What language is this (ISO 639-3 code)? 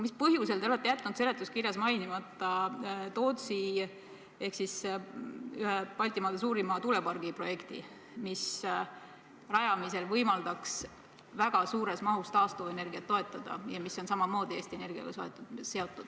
est